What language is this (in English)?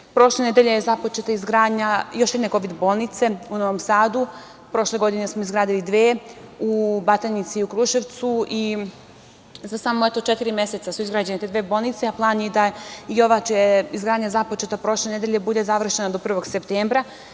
Serbian